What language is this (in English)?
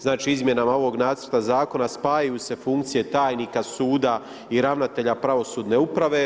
Croatian